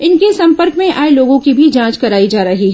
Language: Hindi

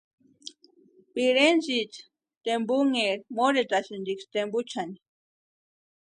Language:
Western Highland Purepecha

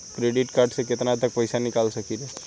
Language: Bhojpuri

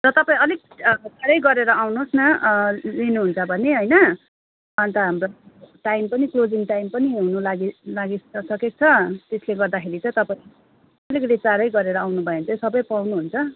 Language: Nepali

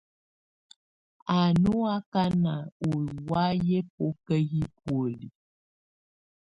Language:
Tunen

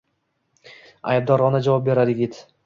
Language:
Uzbek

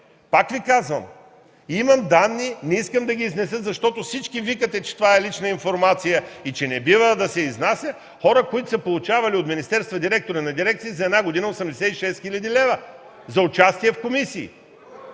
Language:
Bulgarian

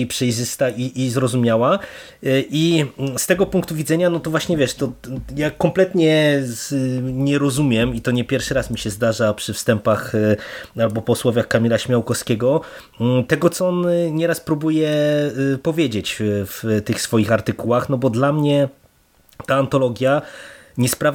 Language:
Polish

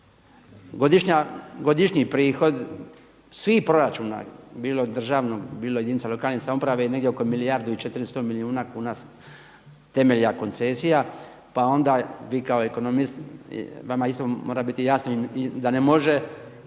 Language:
Croatian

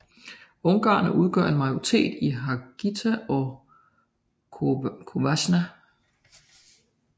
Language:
Danish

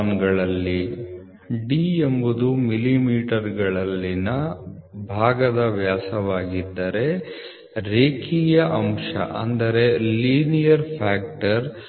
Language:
Kannada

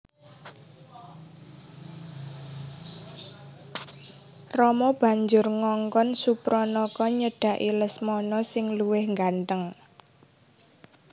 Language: Javanese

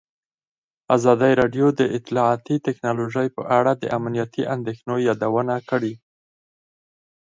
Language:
Pashto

